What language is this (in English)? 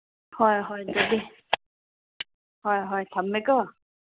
Manipuri